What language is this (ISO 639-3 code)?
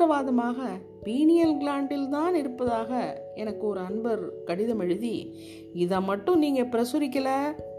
tam